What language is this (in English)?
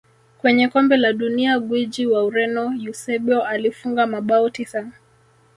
Swahili